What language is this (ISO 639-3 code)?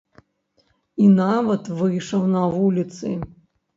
bel